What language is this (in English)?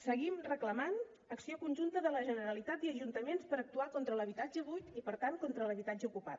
Catalan